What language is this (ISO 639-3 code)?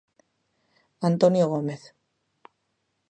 glg